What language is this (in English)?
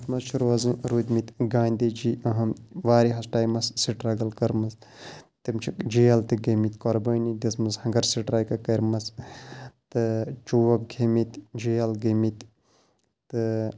Kashmiri